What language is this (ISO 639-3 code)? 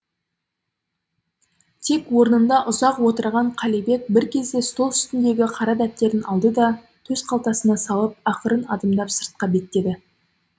kaz